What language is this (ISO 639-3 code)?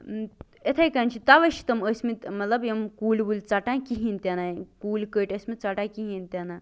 kas